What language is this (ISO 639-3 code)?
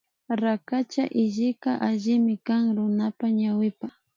qvi